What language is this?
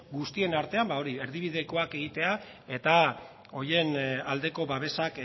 Basque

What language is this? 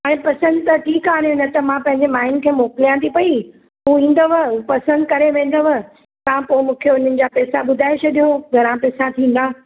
Sindhi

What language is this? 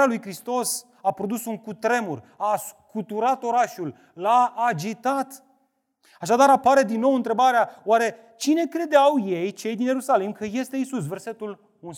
Romanian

